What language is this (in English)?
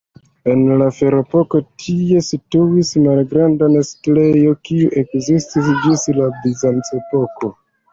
Esperanto